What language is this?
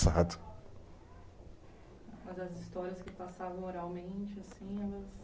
Portuguese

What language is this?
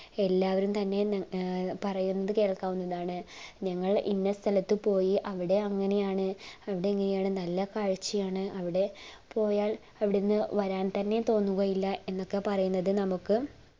Malayalam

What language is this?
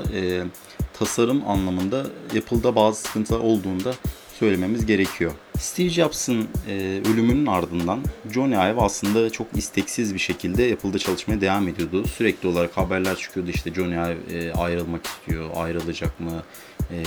Turkish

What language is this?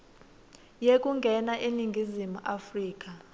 Swati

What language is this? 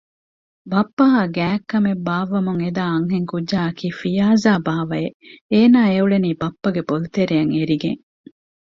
Divehi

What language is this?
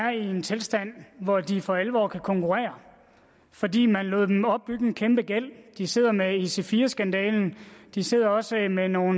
Danish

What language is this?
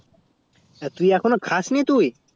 Bangla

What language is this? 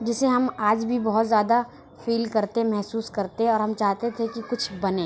Urdu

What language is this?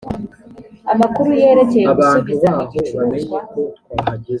Kinyarwanda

